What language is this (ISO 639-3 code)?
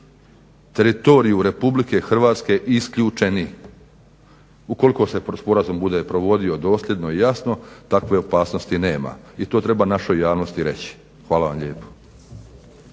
hrv